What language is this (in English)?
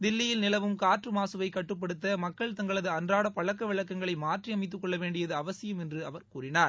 Tamil